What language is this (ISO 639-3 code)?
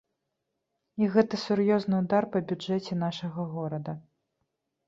bel